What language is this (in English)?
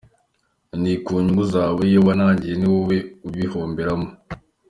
Kinyarwanda